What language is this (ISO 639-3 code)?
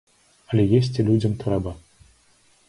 bel